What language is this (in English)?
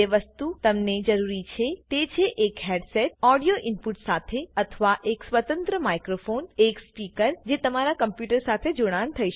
Gujarati